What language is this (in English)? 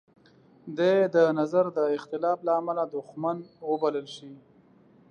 Pashto